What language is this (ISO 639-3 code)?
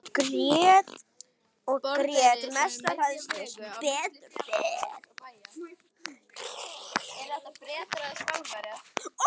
isl